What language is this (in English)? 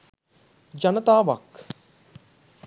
Sinhala